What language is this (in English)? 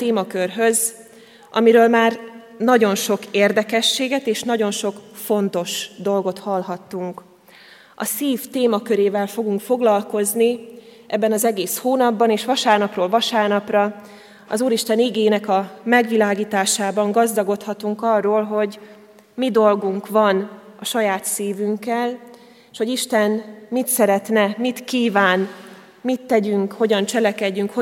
Hungarian